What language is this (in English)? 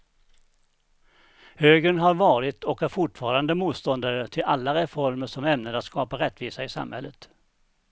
Swedish